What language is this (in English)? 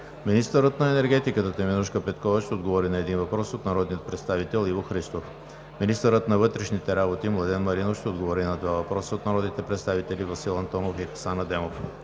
Bulgarian